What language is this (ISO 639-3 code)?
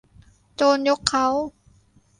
tha